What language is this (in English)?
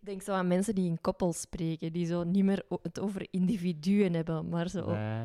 Dutch